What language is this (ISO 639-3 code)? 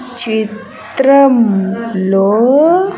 tel